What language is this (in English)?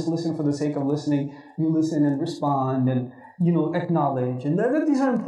English